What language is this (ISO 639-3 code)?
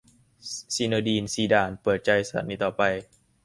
tha